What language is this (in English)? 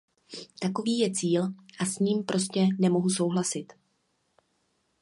Czech